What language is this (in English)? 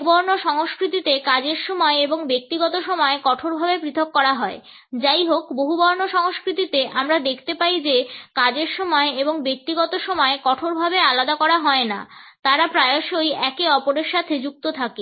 Bangla